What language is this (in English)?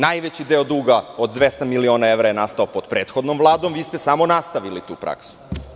Serbian